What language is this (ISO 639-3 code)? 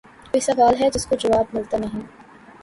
urd